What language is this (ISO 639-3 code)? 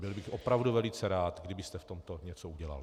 ces